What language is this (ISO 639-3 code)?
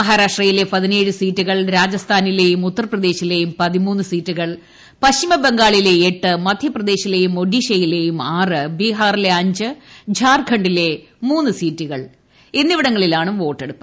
mal